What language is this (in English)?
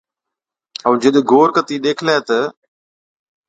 Od